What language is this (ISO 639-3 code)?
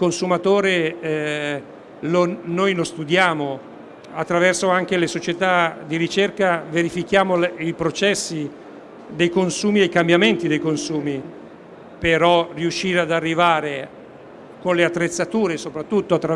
ita